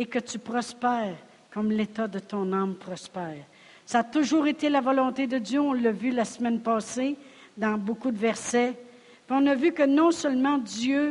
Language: French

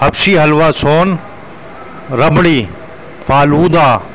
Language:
Urdu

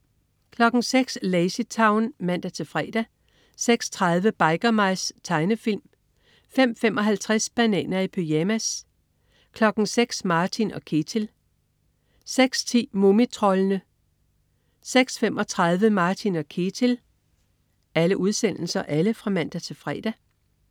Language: Danish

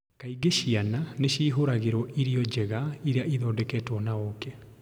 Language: Kikuyu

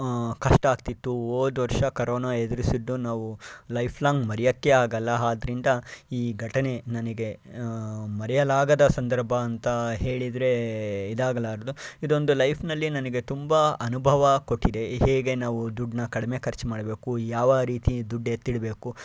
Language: Kannada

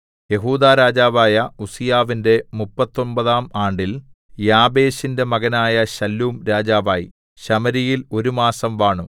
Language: Malayalam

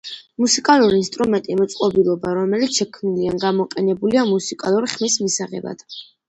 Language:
Georgian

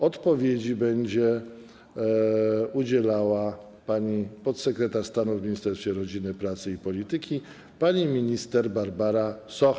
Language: Polish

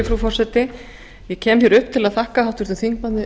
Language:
Icelandic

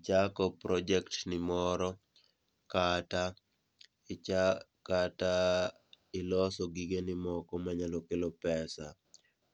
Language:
Luo (Kenya and Tanzania)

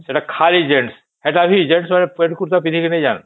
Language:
Odia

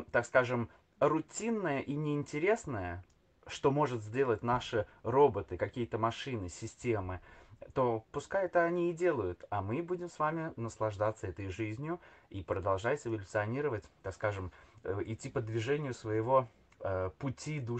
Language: Russian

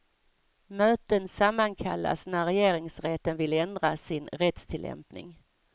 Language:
Swedish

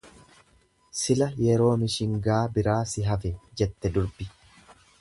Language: Oromo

